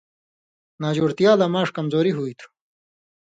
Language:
Indus Kohistani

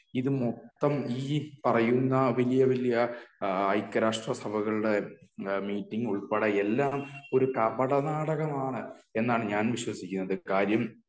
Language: Malayalam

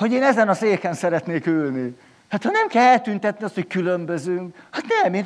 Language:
Hungarian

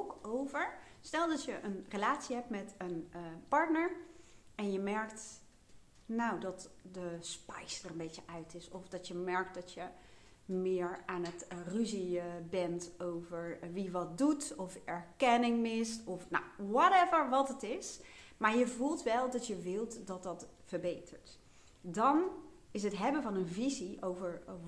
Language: Dutch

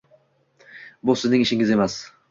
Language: Uzbek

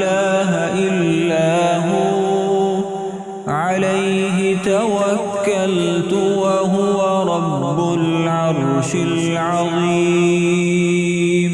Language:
Arabic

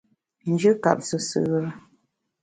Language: Bamun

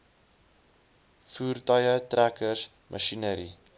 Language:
Afrikaans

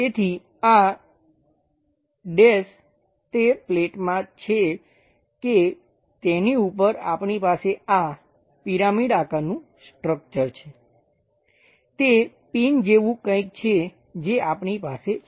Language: Gujarati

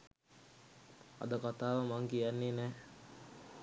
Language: Sinhala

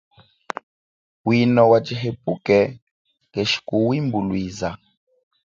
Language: Chokwe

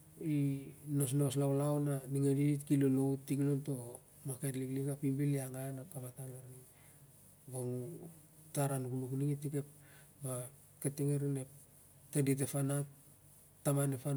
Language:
Siar-Lak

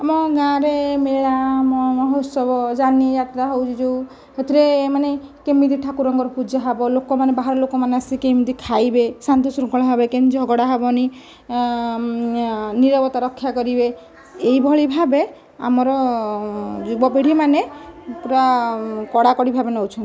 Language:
Odia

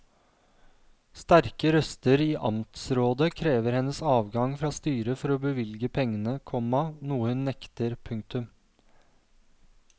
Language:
Norwegian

